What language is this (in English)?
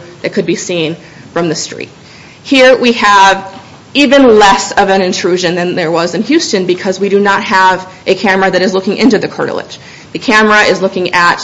English